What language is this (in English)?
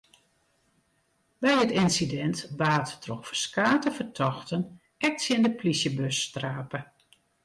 Western Frisian